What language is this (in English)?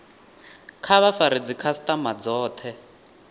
Venda